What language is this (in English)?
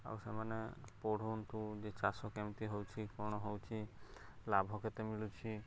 Odia